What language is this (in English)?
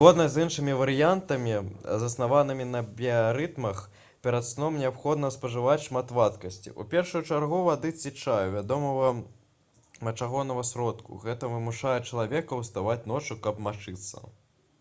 Belarusian